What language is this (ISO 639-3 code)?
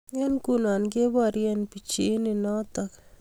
kln